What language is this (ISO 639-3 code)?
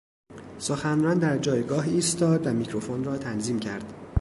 fas